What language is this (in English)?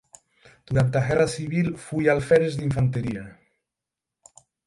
Galician